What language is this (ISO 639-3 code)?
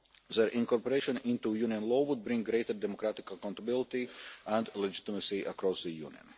eng